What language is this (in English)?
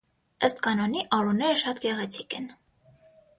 Armenian